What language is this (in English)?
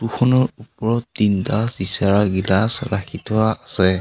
Assamese